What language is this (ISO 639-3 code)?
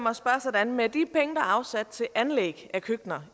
dan